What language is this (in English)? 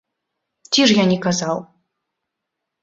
Belarusian